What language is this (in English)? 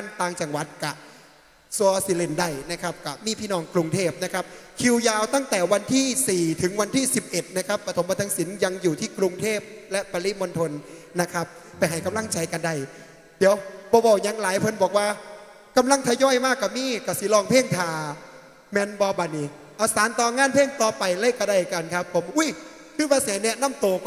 Thai